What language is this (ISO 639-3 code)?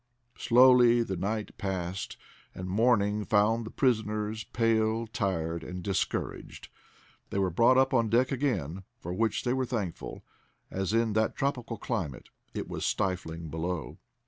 eng